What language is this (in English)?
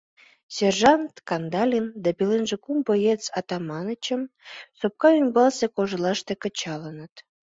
Mari